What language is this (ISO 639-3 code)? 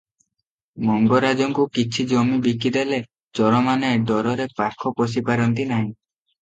ori